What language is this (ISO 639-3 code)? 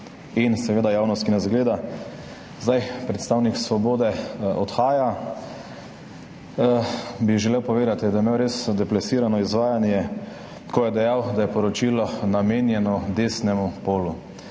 slv